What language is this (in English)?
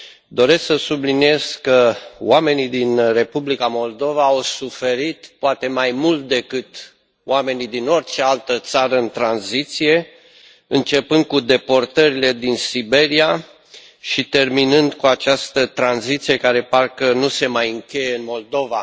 Romanian